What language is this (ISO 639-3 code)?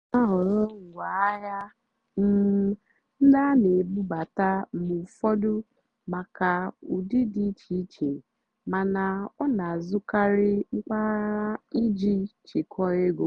ibo